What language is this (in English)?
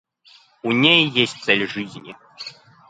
Russian